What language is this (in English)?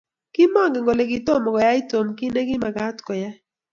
Kalenjin